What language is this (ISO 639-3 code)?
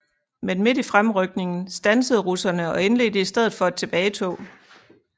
dan